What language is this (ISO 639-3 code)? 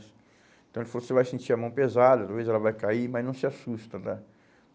por